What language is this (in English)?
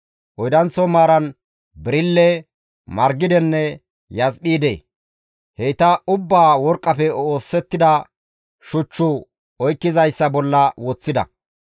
Gamo